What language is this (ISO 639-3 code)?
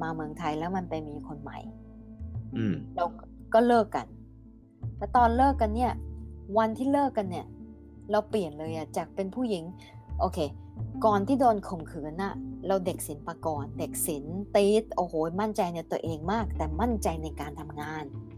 tha